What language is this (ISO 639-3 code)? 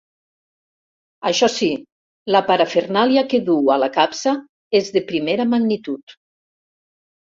cat